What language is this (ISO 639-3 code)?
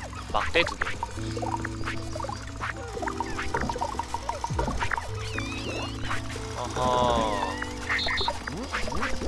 kor